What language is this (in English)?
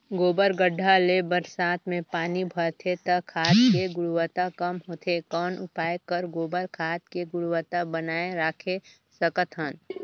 Chhattisgarhi